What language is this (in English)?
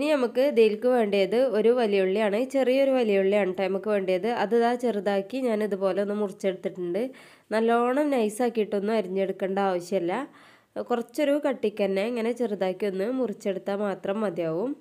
Arabic